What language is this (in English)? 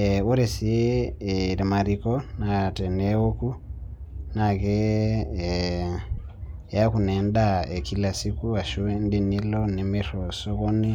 Masai